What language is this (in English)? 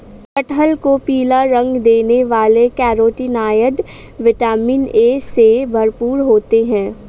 Hindi